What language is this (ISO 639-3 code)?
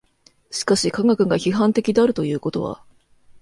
jpn